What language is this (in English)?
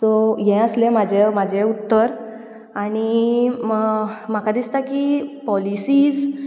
Konkani